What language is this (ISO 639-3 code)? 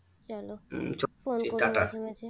ben